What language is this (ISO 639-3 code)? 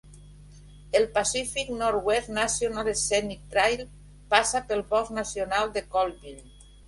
cat